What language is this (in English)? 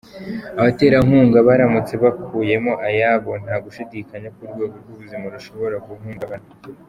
Kinyarwanda